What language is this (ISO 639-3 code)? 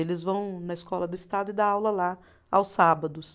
por